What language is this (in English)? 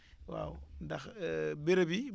Wolof